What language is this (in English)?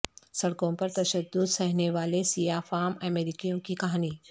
Urdu